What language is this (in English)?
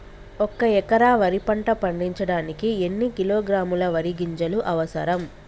Telugu